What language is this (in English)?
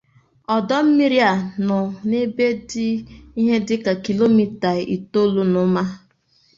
Igbo